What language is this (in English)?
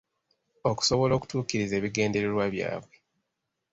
Ganda